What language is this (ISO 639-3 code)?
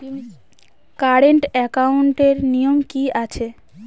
ben